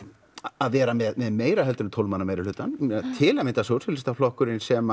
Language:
Icelandic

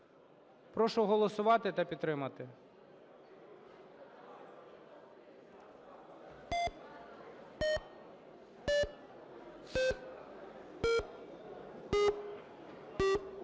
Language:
Ukrainian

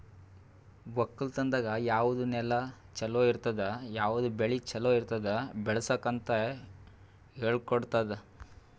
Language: Kannada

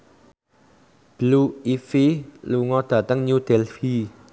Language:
Javanese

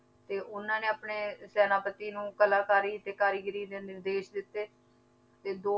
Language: Punjabi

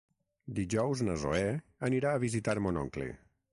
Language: Catalan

